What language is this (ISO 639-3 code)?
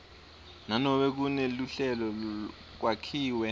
ssw